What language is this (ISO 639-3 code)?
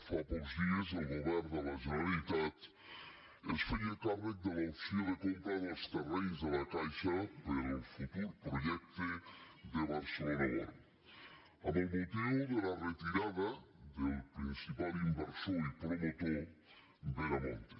cat